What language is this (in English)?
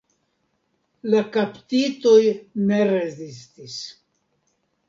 Esperanto